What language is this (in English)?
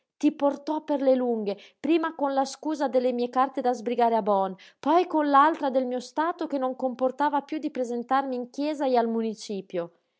Italian